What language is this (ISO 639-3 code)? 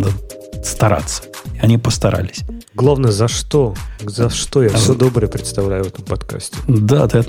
rus